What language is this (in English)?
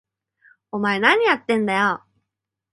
Japanese